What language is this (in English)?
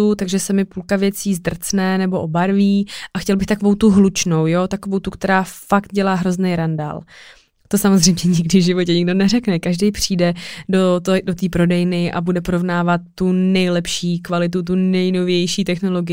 Czech